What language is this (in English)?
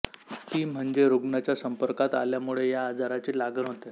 Marathi